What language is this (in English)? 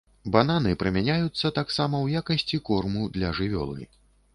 Belarusian